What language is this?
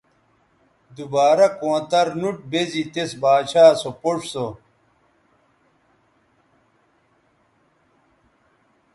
Bateri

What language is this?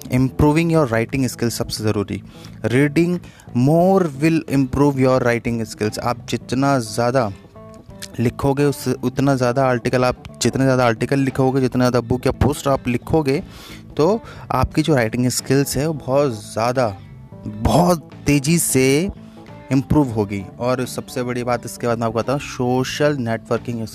Hindi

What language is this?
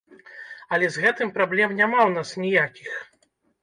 Belarusian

